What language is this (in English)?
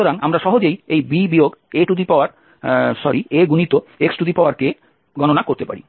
Bangla